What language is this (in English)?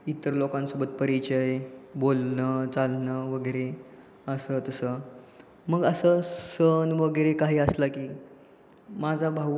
Marathi